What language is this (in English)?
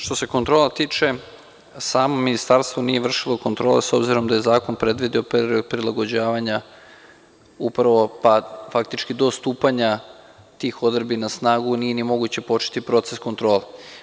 Serbian